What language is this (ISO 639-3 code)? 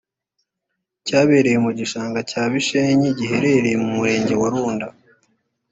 kin